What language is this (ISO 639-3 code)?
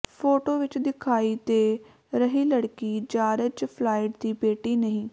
pan